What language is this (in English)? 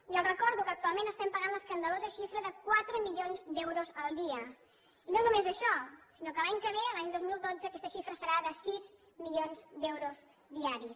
Catalan